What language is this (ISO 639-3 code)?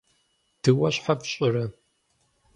kbd